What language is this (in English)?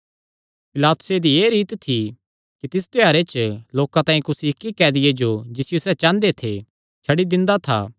Kangri